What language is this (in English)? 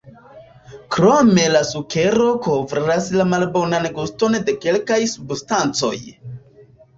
Esperanto